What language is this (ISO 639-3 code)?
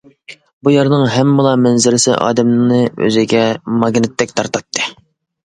uig